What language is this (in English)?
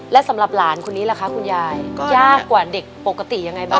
Thai